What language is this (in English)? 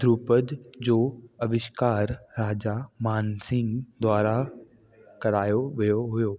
Sindhi